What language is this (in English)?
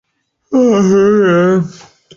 Chinese